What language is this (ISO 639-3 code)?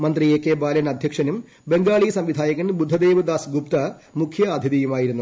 mal